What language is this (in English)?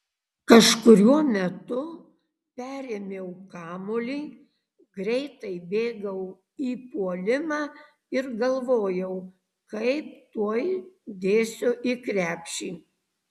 Lithuanian